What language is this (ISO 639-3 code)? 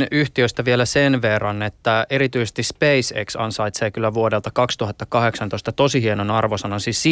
fin